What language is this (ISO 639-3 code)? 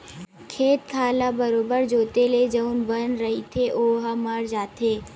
hne